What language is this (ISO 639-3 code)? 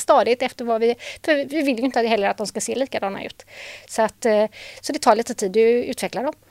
swe